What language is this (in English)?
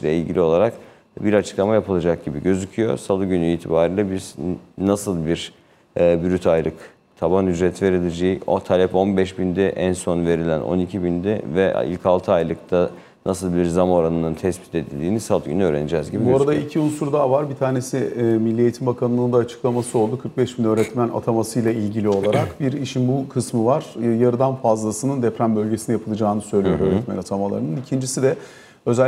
Turkish